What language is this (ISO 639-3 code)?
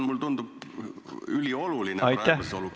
est